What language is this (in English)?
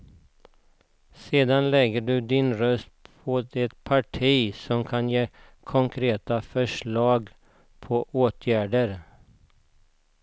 Swedish